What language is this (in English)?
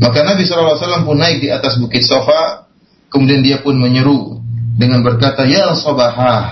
Malay